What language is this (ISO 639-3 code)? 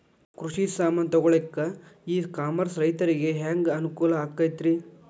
kan